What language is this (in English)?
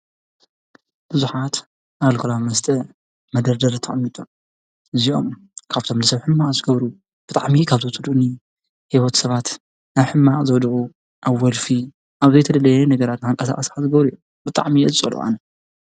Tigrinya